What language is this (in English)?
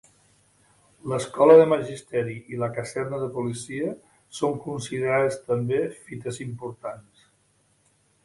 Catalan